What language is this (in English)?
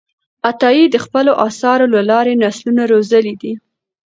Pashto